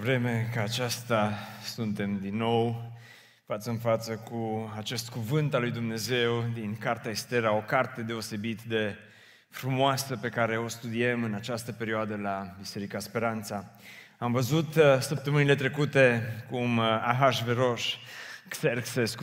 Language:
Romanian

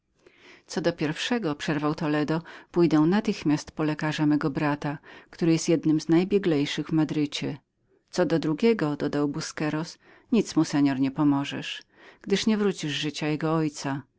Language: Polish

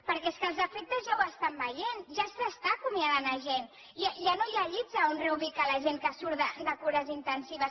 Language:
Catalan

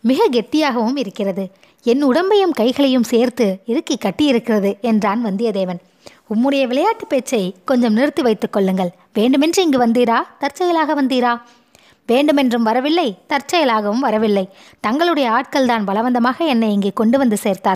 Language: Tamil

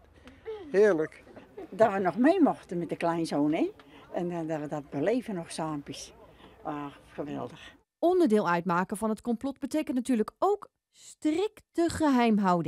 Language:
Dutch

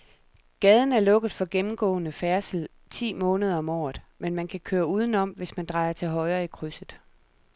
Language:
Danish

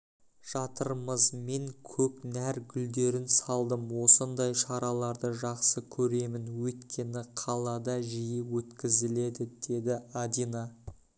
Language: Kazakh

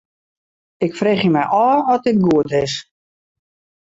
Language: Western Frisian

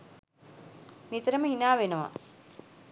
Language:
Sinhala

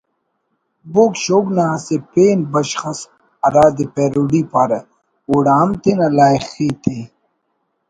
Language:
Brahui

